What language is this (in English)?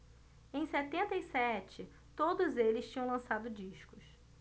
Portuguese